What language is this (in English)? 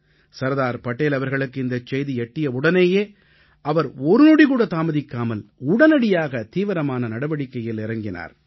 Tamil